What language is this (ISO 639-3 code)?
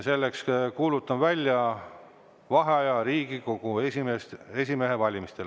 est